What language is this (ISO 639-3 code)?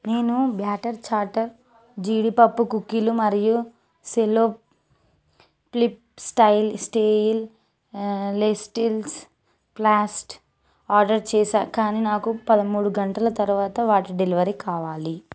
tel